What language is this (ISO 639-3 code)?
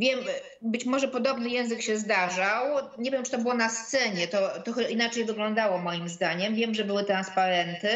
pol